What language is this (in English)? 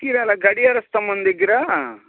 Telugu